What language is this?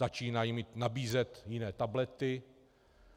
Czech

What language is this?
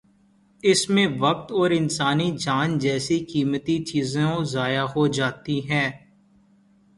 Urdu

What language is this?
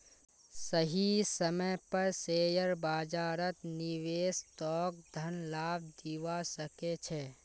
Magahi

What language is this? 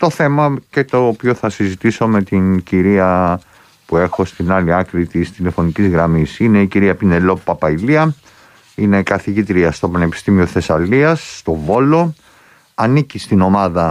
Greek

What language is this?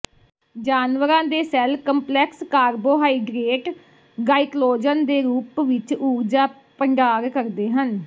Punjabi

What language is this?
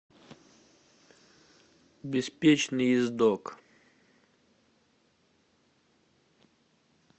Russian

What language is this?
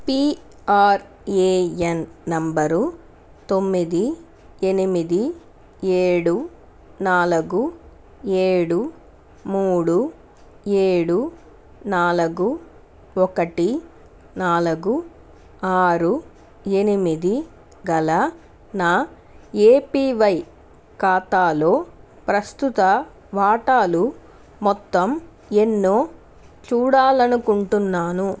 Telugu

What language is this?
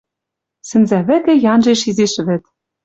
Western Mari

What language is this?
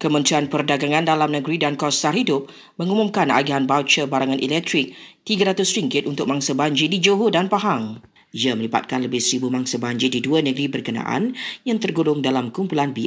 Malay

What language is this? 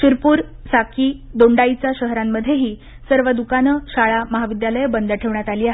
Marathi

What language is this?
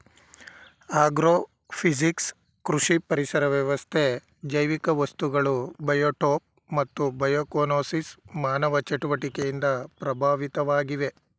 Kannada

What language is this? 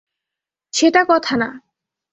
Bangla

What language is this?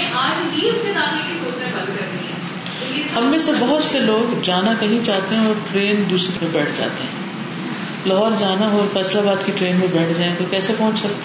Urdu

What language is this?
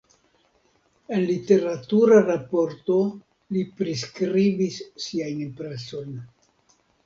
Esperanto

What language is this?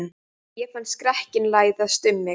Icelandic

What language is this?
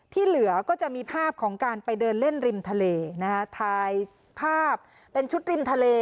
Thai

